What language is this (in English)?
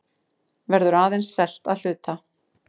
Icelandic